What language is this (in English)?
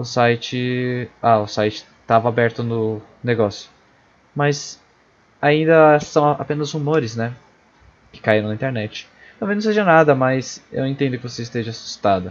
Portuguese